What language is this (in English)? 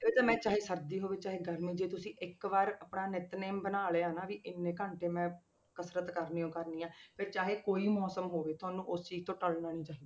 Punjabi